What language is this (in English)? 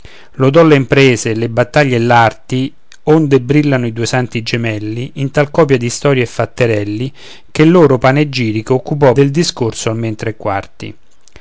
Italian